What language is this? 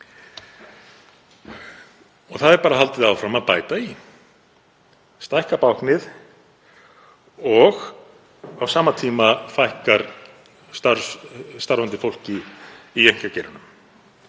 Icelandic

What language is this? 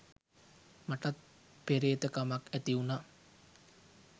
Sinhala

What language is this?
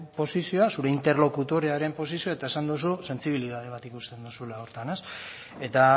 Basque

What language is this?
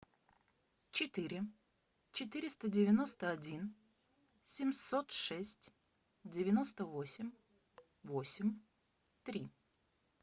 Russian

